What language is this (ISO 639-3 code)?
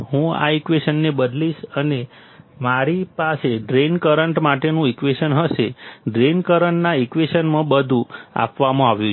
guj